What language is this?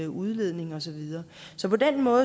Danish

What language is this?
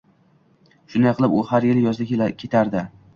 Uzbek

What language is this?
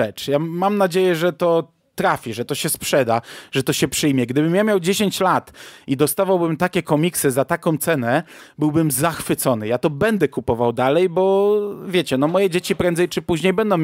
Polish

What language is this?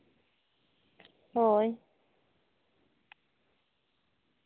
Santali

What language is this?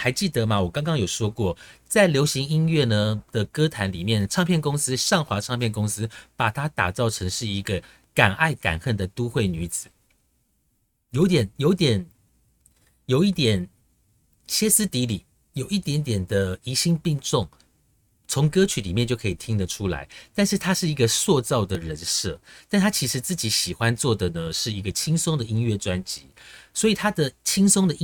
Chinese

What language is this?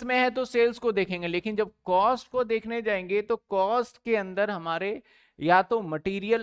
Hindi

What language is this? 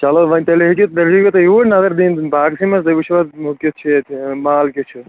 Kashmiri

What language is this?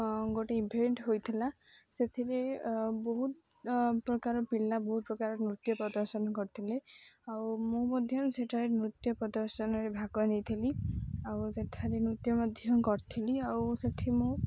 Odia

